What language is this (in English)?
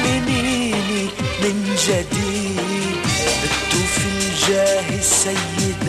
Arabic